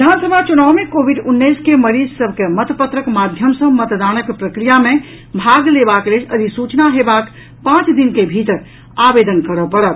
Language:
Maithili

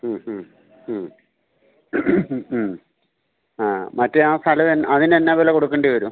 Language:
Malayalam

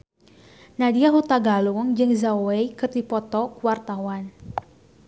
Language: Sundanese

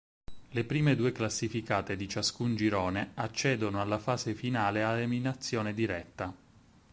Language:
Italian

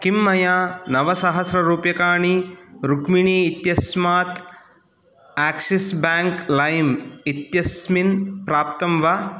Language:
Sanskrit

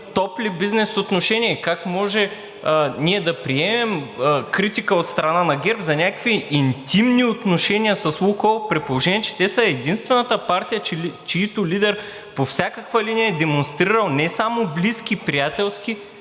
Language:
Bulgarian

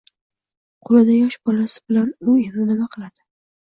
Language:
Uzbek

